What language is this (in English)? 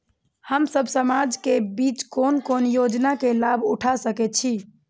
Maithili